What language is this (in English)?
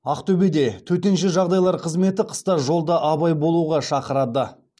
Kazakh